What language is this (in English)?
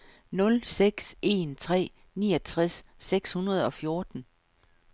Danish